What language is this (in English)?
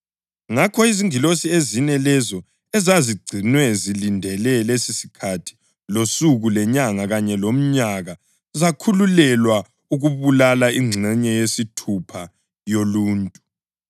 North Ndebele